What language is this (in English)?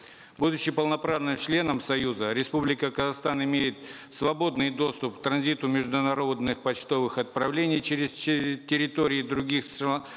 Kazakh